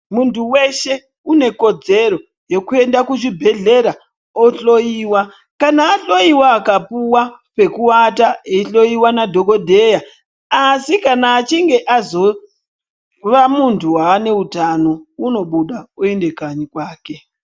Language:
Ndau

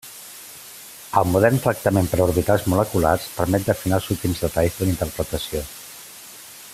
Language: Catalan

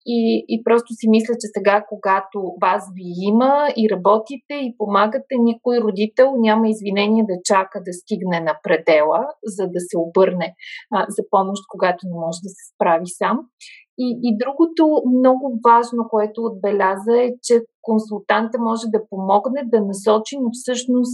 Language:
Bulgarian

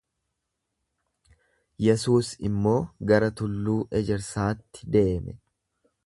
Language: Oromo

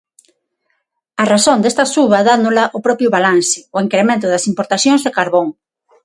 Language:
Galician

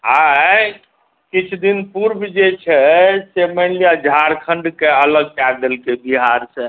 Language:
Maithili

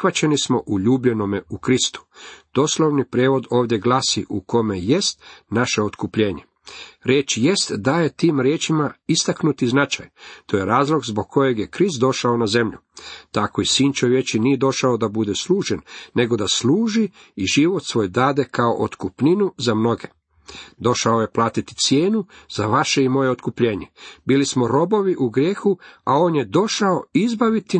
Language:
Croatian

